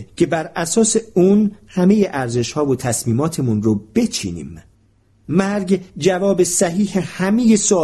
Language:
Persian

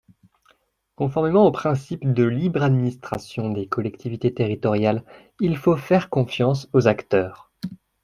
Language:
French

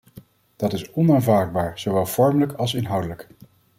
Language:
Dutch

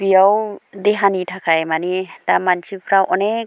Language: Bodo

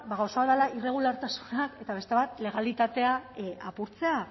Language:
Basque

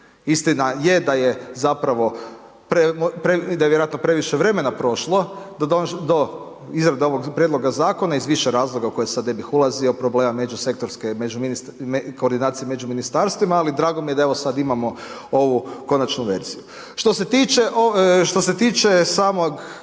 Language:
Croatian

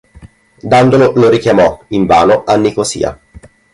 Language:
Italian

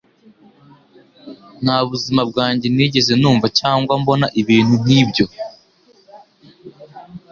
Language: Kinyarwanda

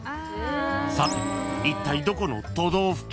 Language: Japanese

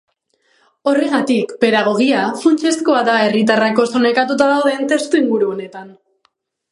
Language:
Basque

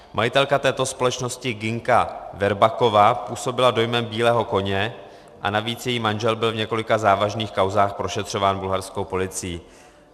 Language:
Czech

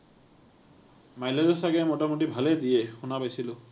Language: Assamese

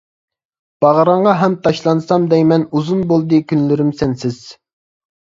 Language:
Uyghur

